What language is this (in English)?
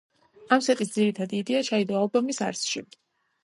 Georgian